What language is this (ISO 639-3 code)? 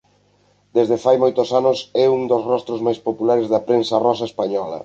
glg